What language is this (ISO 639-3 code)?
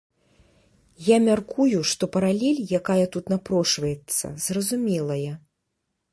bel